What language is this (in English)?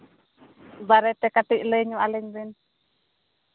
Santali